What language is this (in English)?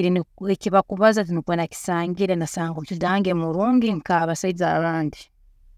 Tooro